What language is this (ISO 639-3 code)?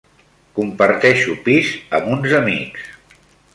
cat